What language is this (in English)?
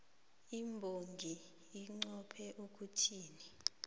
South Ndebele